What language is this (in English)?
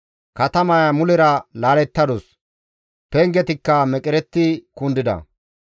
Gamo